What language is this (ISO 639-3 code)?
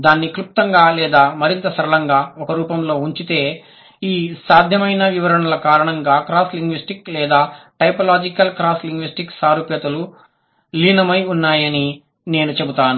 tel